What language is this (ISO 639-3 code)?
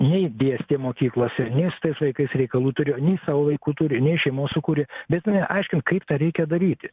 lit